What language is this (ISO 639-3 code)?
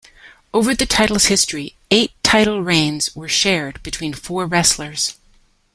eng